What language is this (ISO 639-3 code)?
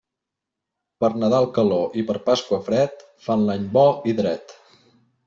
cat